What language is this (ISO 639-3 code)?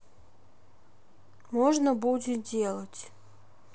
rus